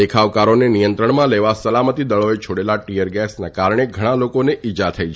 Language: Gujarati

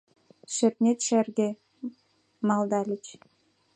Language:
Mari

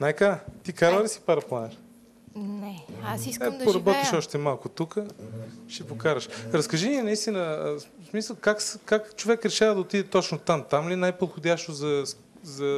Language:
Bulgarian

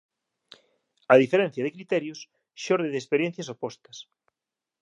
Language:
Galician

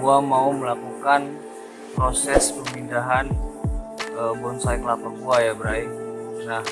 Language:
Indonesian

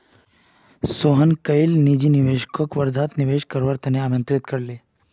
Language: Magahi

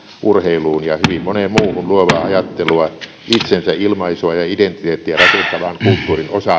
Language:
Finnish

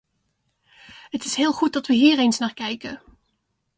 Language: Dutch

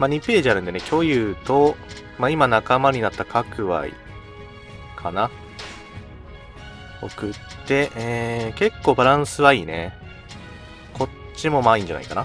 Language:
Japanese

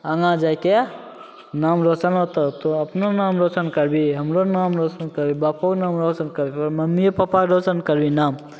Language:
Maithili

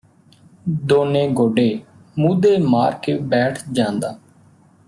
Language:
Punjabi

